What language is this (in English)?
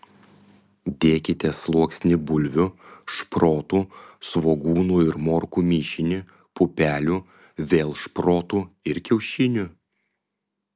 Lithuanian